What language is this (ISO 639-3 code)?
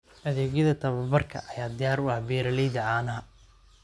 som